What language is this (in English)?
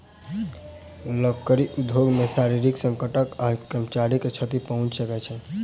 Maithili